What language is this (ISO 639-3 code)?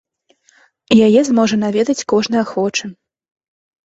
bel